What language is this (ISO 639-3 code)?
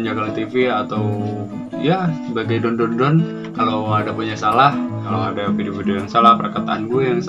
ind